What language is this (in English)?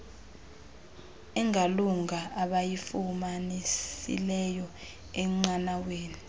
Xhosa